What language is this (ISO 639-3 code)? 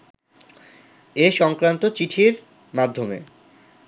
ben